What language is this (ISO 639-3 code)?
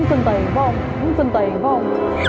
vie